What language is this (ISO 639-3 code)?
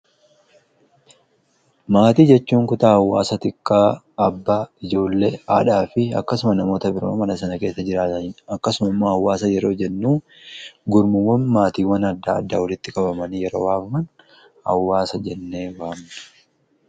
orm